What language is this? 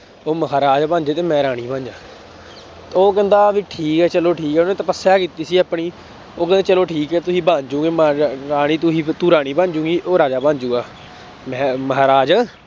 Punjabi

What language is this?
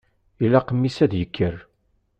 Kabyle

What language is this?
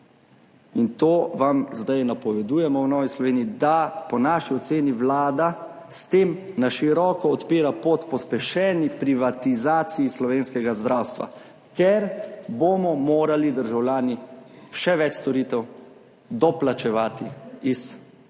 Slovenian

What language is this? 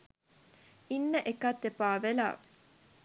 Sinhala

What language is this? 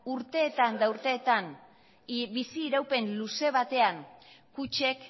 Basque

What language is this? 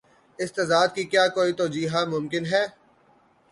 Urdu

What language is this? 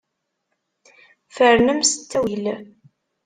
Kabyle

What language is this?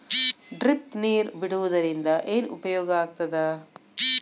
Kannada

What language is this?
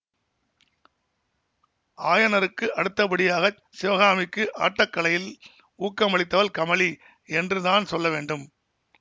Tamil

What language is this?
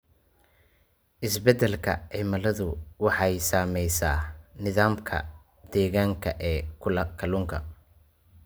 Somali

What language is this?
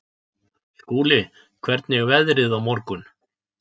Icelandic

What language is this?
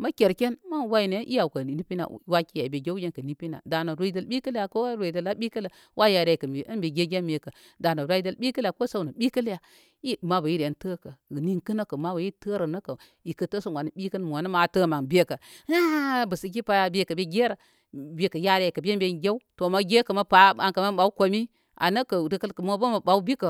Koma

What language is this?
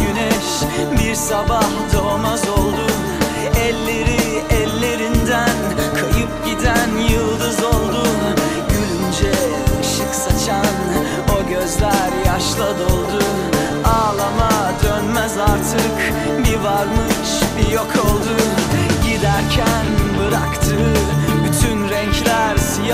Turkish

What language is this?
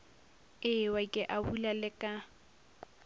Northern Sotho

